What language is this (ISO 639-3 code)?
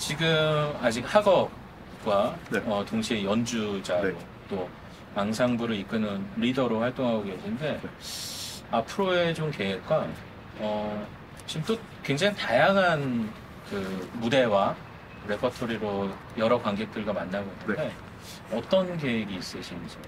kor